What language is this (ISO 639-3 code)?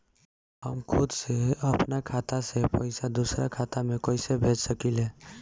bho